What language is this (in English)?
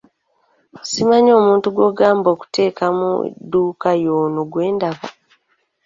Ganda